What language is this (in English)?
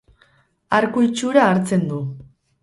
Basque